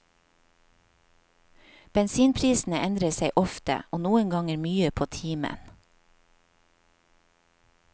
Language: Norwegian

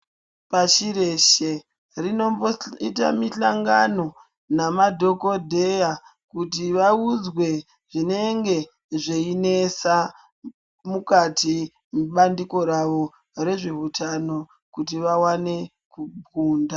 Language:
Ndau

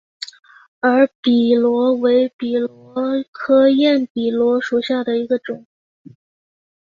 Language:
Chinese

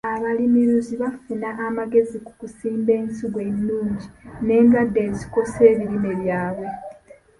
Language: Ganda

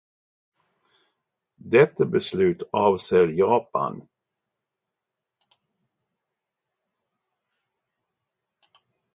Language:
Swedish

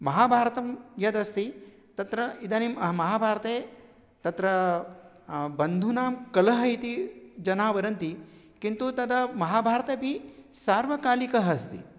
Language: Sanskrit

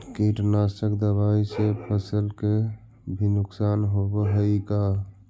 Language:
Magahi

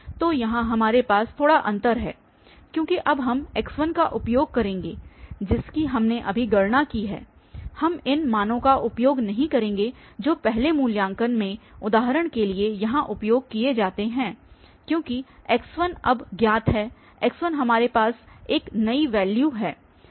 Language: Hindi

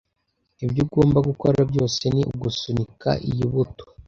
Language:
Kinyarwanda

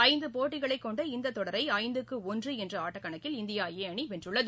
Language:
Tamil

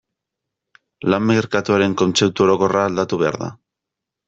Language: Basque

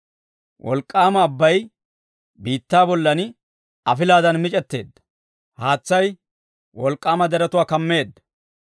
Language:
Dawro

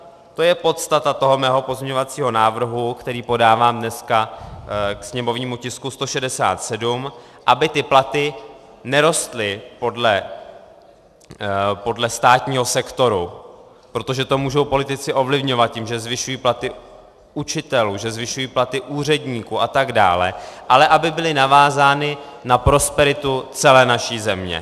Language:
Czech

